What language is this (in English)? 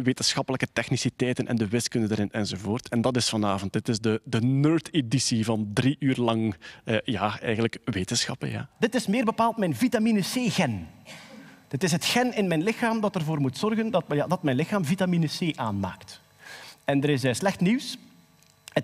Dutch